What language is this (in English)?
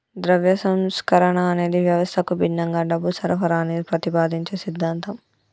Telugu